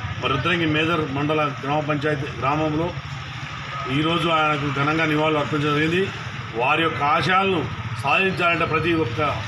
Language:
Hindi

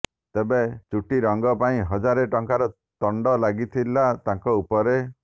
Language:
Odia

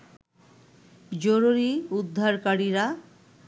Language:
Bangla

